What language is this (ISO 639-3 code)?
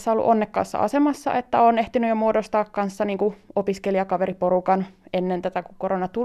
fin